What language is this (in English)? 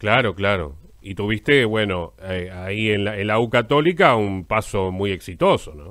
Spanish